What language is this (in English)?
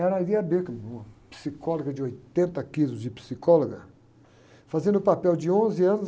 Portuguese